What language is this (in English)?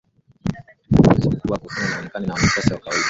Swahili